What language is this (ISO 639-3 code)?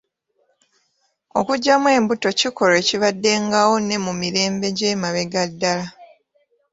lug